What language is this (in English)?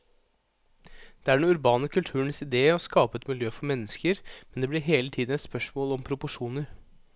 Norwegian